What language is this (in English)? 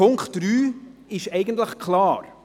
Swiss German